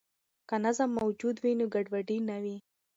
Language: Pashto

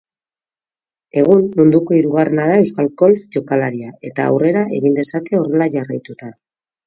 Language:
Basque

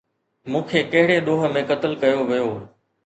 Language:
Sindhi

